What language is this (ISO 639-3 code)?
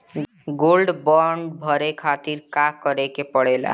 bho